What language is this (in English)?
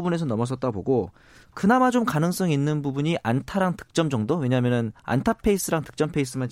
Korean